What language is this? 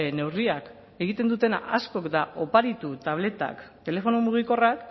Basque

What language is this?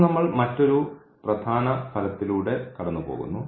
Malayalam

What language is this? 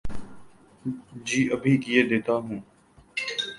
Urdu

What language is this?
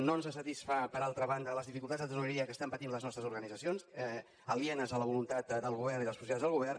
Catalan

